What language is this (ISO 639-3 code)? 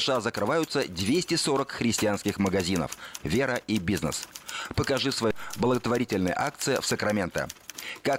rus